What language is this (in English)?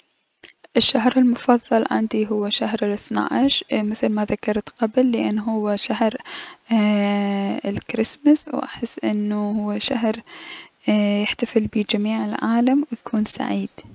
Mesopotamian Arabic